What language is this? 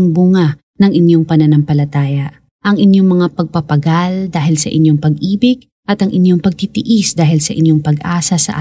Filipino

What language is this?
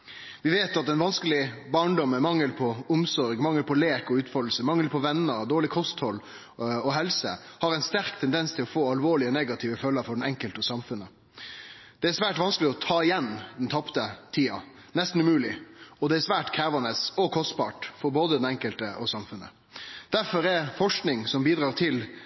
Norwegian Nynorsk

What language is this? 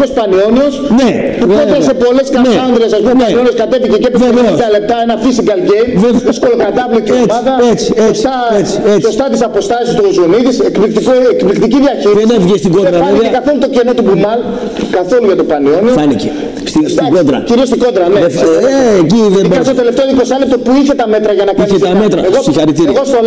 Greek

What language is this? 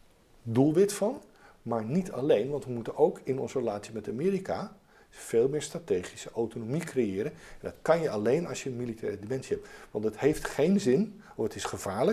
Dutch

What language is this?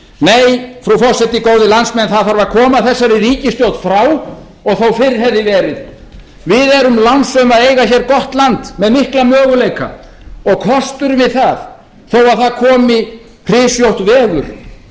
Icelandic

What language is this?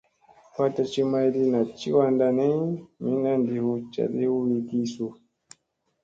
Musey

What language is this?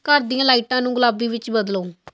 Punjabi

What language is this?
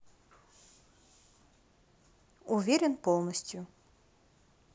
Russian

